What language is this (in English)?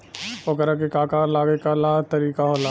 Bhojpuri